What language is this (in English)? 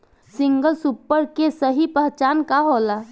Bhojpuri